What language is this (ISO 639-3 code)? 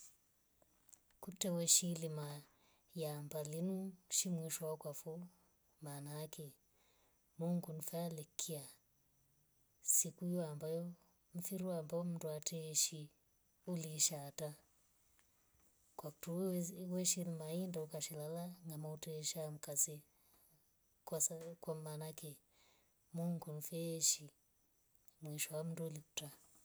rof